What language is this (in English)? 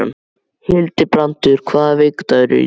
Icelandic